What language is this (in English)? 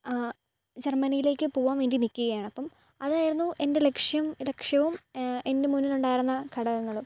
Malayalam